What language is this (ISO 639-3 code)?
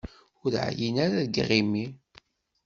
kab